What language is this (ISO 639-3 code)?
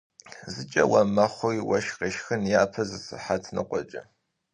kbd